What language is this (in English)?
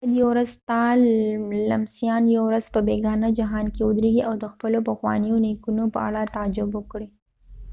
Pashto